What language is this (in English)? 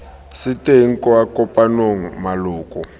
Tswana